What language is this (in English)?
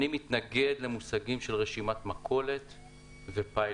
Hebrew